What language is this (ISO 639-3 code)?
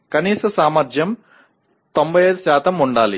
tel